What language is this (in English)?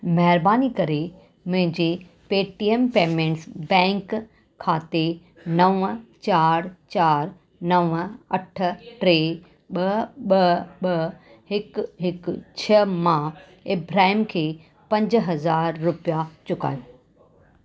Sindhi